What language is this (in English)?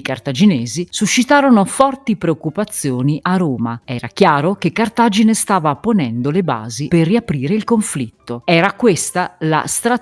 Italian